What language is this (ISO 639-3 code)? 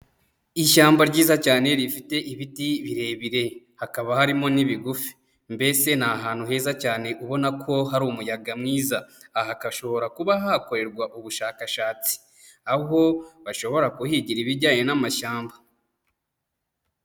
kin